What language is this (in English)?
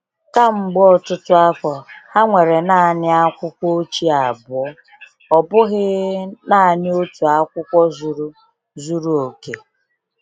Igbo